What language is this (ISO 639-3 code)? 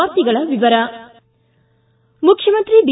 kan